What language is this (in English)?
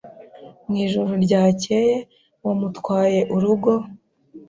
Kinyarwanda